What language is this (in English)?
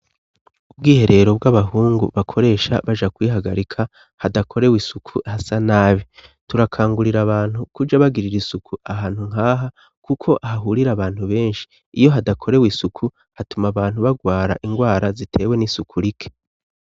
Rundi